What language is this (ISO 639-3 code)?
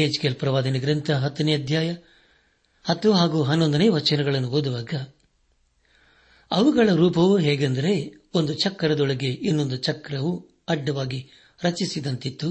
kan